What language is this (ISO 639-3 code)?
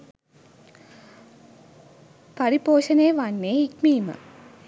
sin